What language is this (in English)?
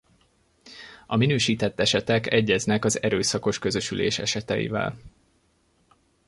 Hungarian